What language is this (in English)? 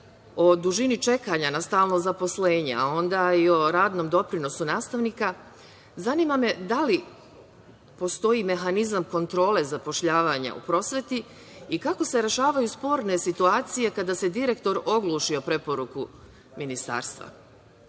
Serbian